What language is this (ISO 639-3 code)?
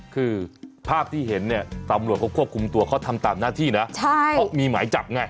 tha